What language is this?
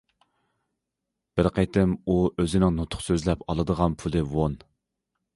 Uyghur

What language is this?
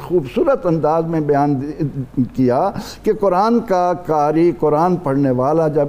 Urdu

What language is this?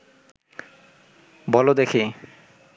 Bangla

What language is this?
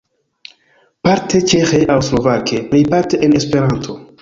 Esperanto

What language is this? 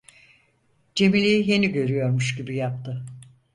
Turkish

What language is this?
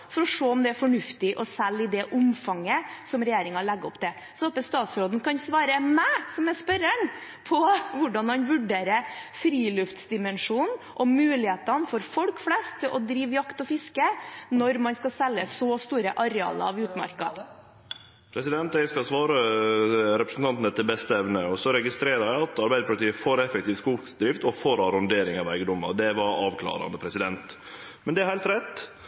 Norwegian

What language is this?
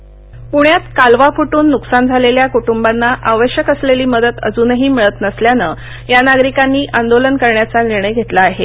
Marathi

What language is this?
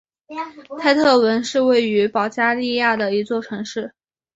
Chinese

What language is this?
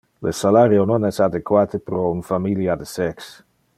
Interlingua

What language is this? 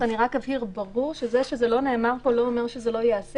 Hebrew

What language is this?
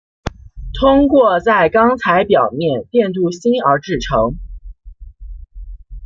Chinese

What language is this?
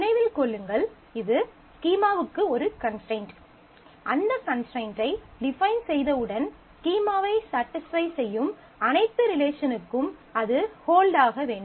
Tamil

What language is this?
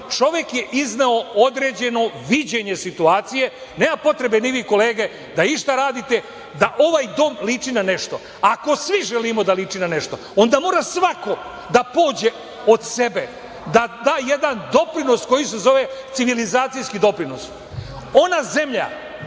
Serbian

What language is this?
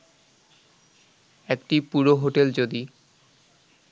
Bangla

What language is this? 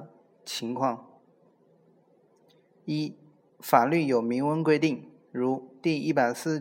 Chinese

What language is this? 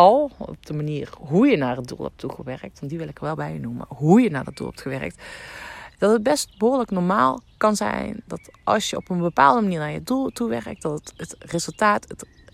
Dutch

